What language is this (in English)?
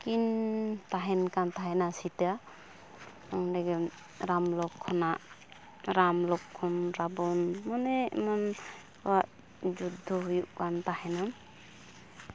Santali